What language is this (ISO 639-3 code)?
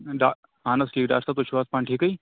kas